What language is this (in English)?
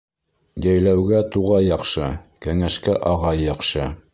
Bashkir